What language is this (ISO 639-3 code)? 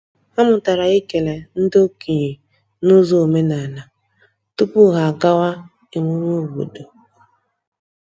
ibo